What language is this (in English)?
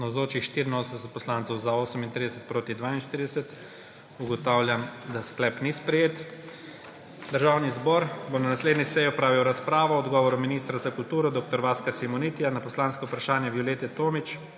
Slovenian